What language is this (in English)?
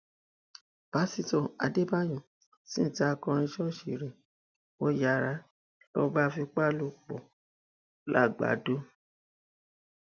Yoruba